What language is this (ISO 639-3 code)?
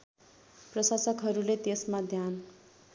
nep